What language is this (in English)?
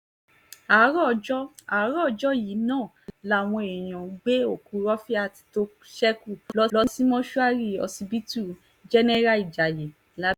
Yoruba